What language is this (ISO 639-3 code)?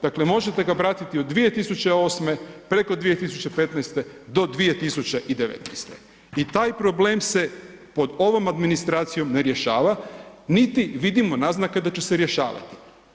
hrv